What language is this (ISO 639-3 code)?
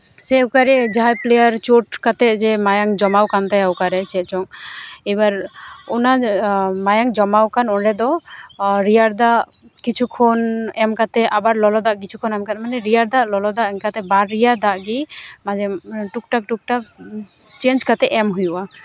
sat